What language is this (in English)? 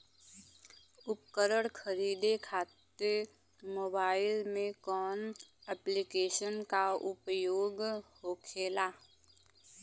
Bhojpuri